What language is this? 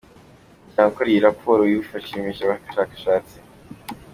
Kinyarwanda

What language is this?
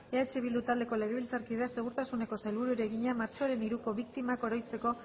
Basque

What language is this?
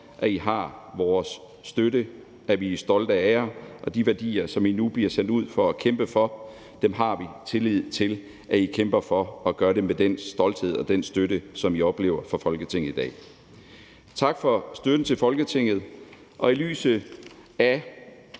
Danish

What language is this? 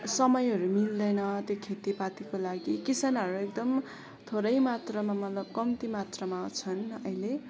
Nepali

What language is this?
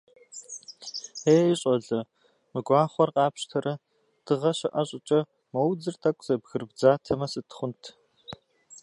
Kabardian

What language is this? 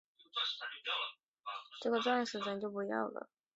Chinese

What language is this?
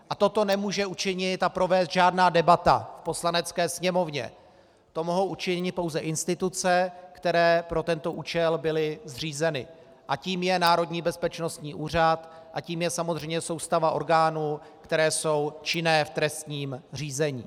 Czech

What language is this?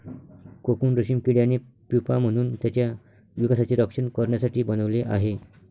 Marathi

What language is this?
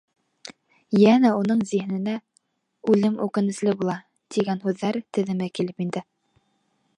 Bashkir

